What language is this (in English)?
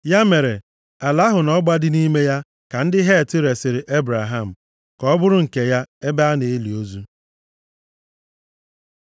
Igbo